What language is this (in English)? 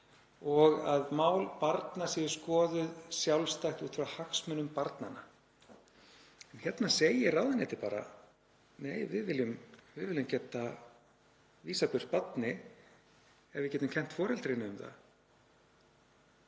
Icelandic